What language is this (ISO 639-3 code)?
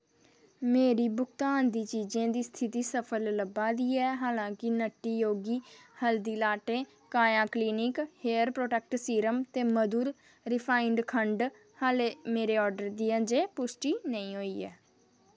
doi